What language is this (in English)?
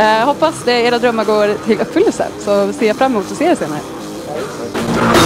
Swedish